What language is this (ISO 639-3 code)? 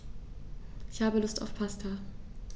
deu